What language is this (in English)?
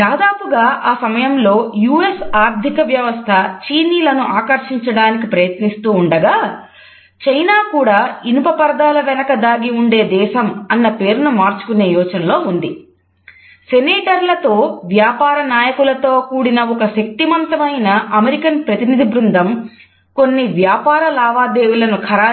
Telugu